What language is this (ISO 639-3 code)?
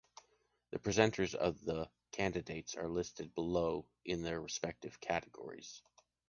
eng